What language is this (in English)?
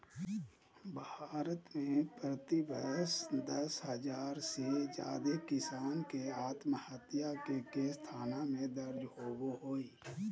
Magahi